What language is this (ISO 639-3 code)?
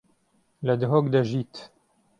ckb